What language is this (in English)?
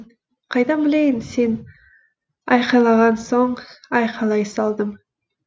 Kazakh